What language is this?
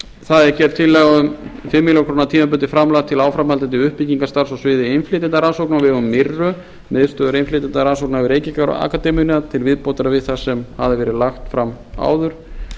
Icelandic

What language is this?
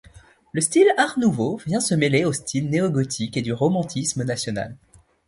French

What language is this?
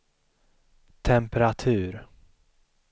Swedish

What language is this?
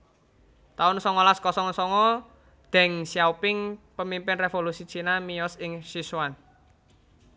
Javanese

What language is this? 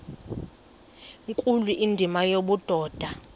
Xhosa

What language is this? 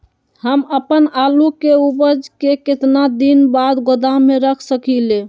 Magahi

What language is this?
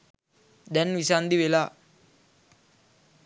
Sinhala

